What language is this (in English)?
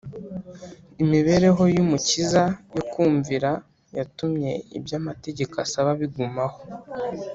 Kinyarwanda